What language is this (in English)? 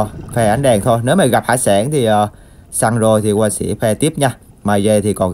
Vietnamese